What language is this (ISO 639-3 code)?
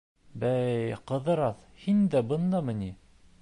bak